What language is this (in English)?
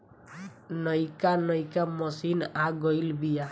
Bhojpuri